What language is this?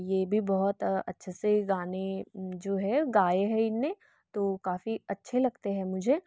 Hindi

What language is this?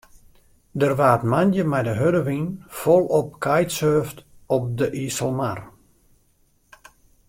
Western Frisian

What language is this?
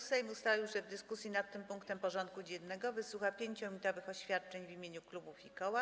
Polish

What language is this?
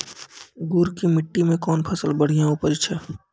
Maithili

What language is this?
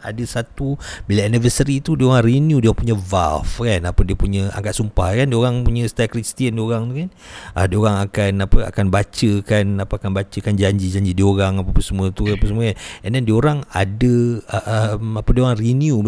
Malay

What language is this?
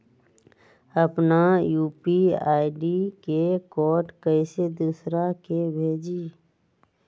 Magahi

